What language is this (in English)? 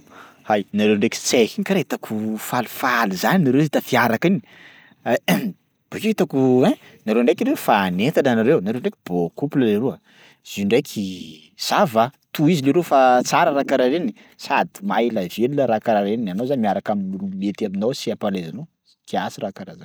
Sakalava Malagasy